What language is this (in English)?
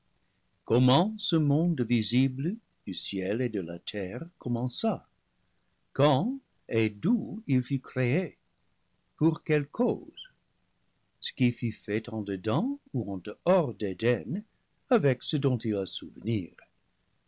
French